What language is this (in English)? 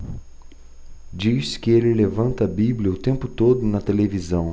Portuguese